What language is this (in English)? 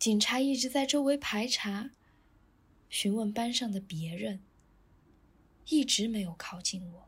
Chinese